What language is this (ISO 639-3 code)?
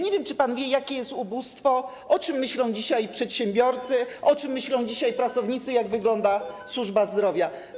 pol